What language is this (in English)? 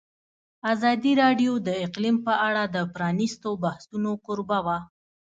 Pashto